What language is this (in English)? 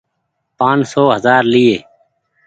Goaria